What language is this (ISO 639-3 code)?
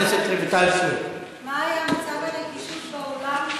heb